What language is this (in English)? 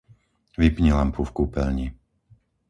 Slovak